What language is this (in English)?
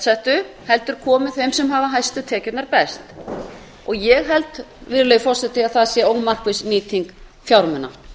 Icelandic